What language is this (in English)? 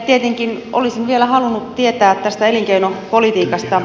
Finnish